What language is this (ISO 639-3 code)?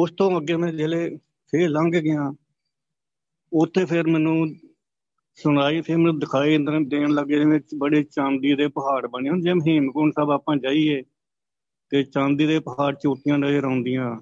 pan